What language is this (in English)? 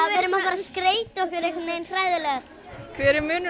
Icelandic